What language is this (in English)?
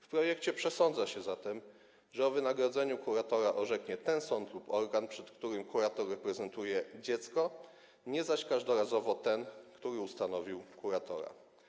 Polish